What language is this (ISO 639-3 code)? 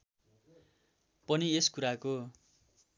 nep